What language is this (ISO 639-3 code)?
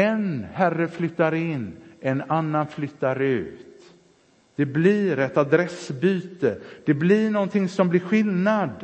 swe